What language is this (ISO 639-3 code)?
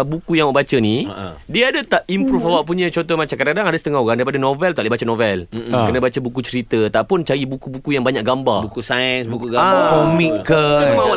msa